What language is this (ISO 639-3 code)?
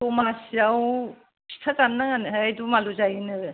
brx